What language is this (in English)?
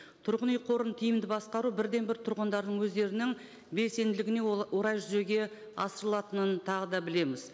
Kazakh